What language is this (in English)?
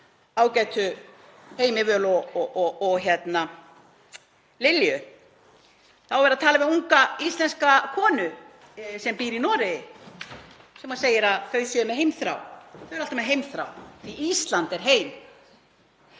Icelandic